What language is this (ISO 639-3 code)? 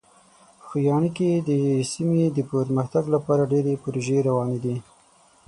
pus